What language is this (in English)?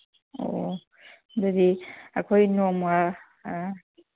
Manipuri